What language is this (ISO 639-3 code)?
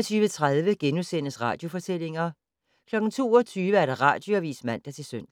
dan